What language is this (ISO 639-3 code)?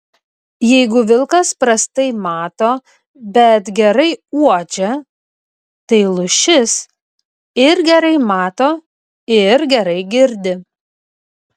lit